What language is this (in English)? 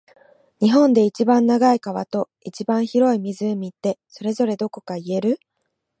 Japanese